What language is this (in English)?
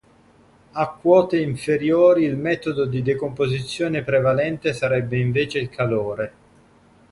Italian